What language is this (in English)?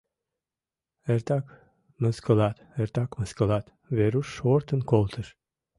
Mari